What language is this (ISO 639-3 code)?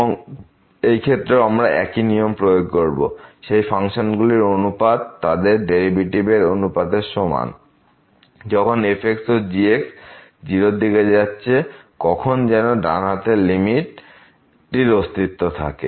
ben